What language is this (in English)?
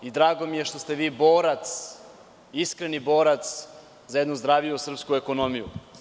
Serbian